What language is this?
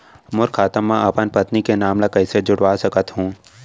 Chhattisgarhi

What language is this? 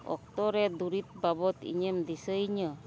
Santali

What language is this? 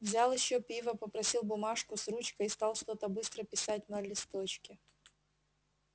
Russian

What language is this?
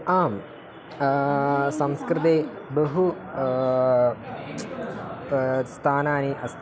Sanskrit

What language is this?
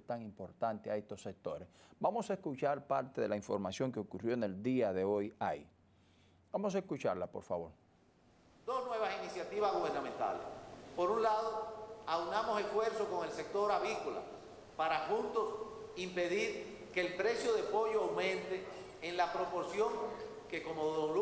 Spanish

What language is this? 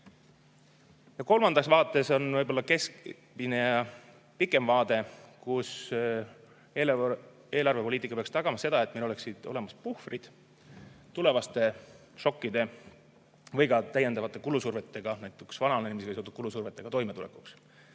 Estonian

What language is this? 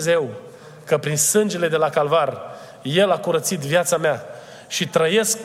Romanian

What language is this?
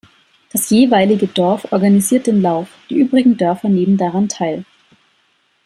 German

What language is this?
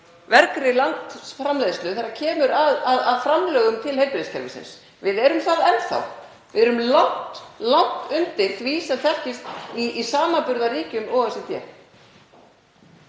Icelandic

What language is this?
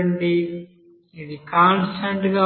Telugu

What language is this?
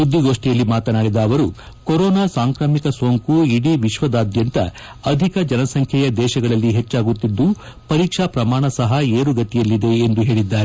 Kannada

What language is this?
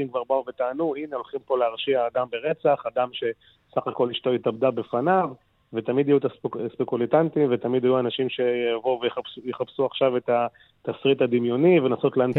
Hebrew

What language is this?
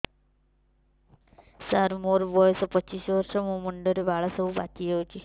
Odia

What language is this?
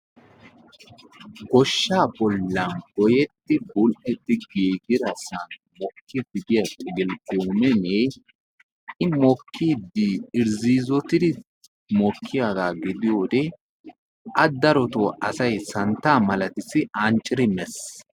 Wolaytta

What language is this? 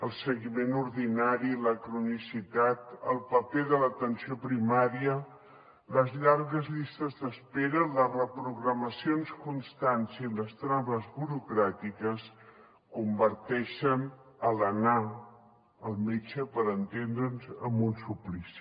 Catalan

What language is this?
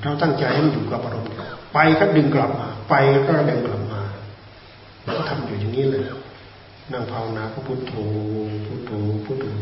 Thai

